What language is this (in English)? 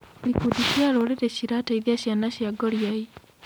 Kikuyu